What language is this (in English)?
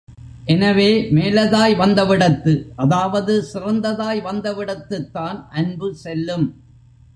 Tamil